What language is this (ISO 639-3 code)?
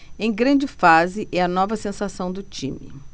por